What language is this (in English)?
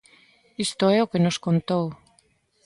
Galician